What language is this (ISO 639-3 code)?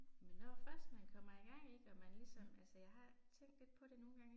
dan